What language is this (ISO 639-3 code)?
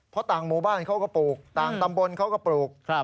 tha